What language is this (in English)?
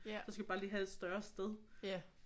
Danish